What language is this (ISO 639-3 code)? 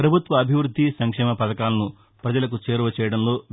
tel